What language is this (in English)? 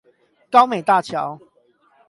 Chinese